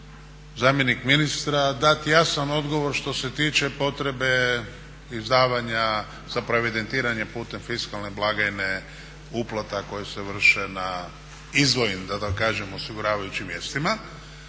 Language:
Croatian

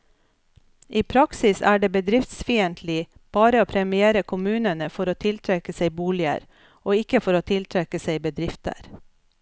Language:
Norwegian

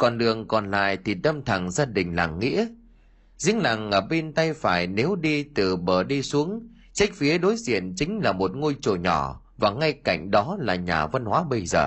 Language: Vietnamese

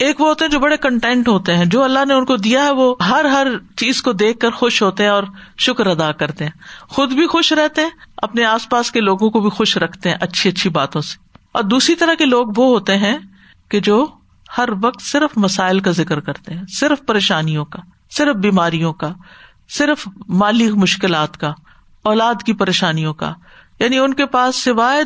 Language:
Urdu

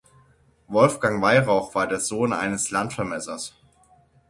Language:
German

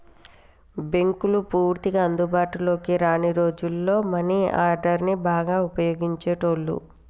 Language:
Telugu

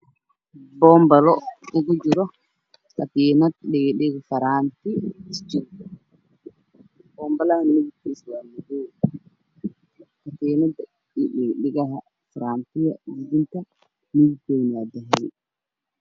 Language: Somali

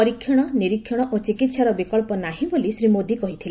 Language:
Odia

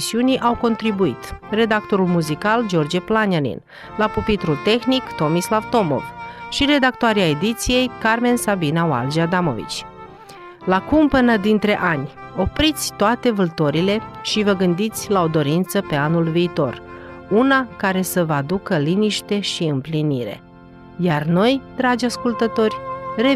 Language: Romanian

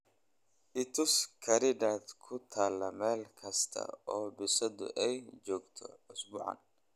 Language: Somali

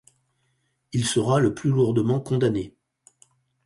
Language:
French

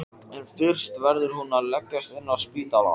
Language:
Icelandic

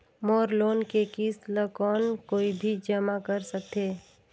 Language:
Chhattisgarhi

